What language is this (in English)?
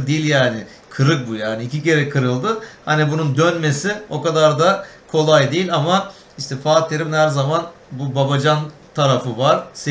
Turkish